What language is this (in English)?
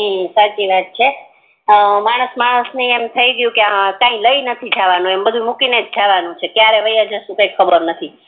Gujarati